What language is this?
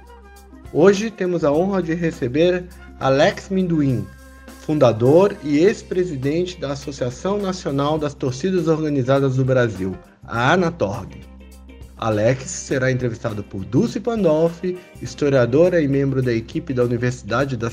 Portuguese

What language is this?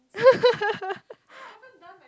English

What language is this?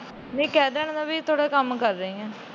Punjabi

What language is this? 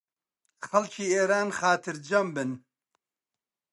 Central Kurdish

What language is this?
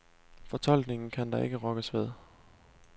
Danish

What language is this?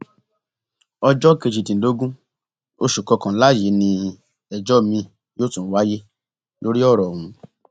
Yoruba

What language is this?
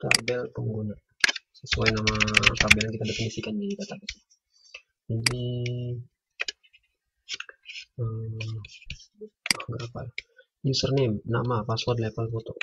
Indonesian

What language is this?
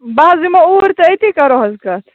Kashmiri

